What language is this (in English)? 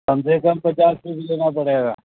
Urdu